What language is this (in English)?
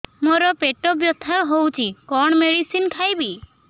Odia